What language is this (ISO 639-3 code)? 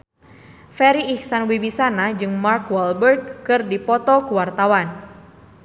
sun